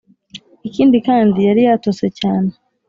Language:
Kinyarwanda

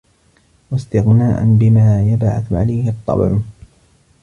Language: Arabic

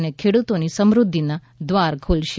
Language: Gujarati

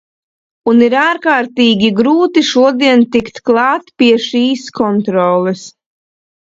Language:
Latvian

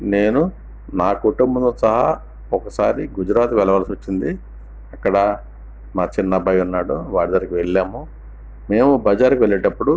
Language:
Telugu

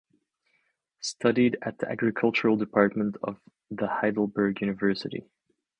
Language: English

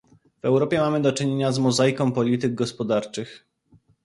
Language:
Polish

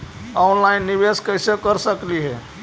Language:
Magahi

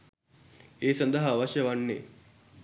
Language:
Sinhala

